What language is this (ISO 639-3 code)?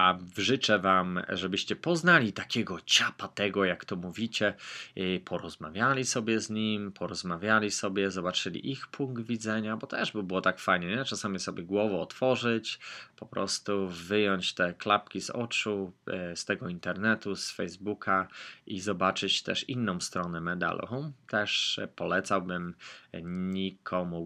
pol